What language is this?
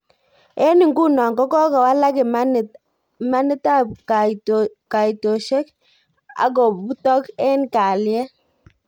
Kalenjin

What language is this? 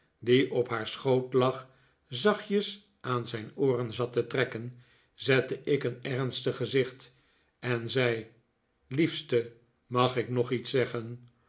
Dutch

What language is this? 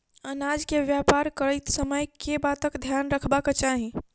Maithili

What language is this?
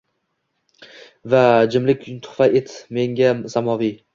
Uzbek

